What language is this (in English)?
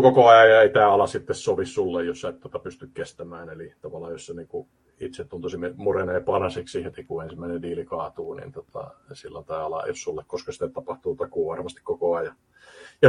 Finnish